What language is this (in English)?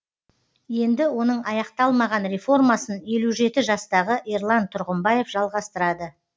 Kazakh